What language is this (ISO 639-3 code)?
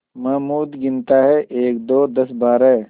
hin